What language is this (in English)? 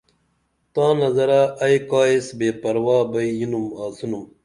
Dameli